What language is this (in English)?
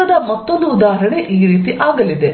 Kannada